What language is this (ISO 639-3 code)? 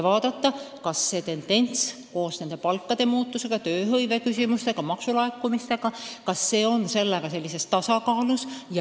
est